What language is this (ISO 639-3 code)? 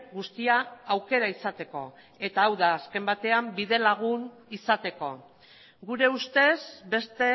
eus